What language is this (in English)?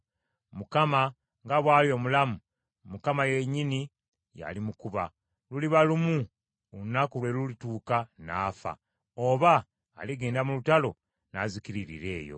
Ganda